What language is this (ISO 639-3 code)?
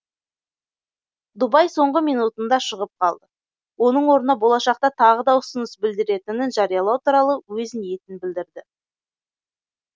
kaz